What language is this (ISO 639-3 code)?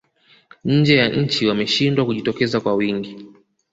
swa